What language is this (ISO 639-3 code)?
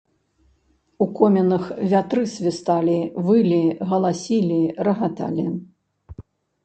bel